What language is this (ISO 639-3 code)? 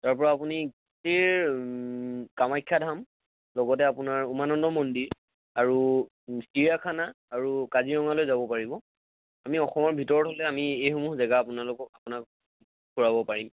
asm